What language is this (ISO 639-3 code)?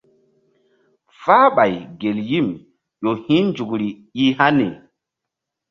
mdd